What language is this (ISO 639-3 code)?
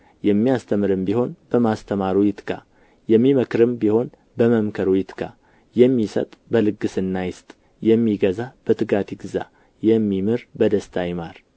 amh